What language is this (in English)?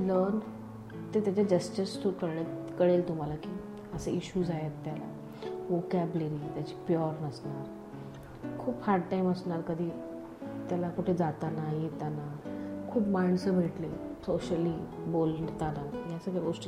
Marathi